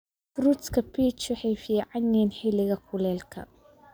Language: Somali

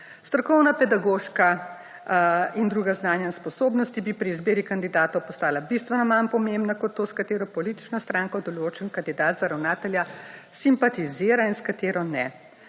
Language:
Slovenian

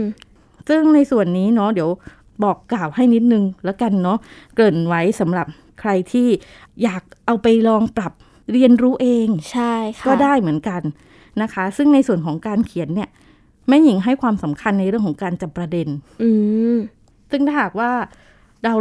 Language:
Thai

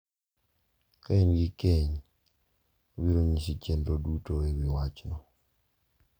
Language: Luo (Kenya and Tanzania)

